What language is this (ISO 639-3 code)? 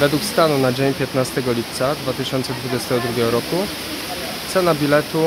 pol